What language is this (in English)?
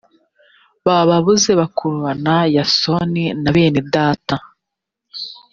Kinyarwanda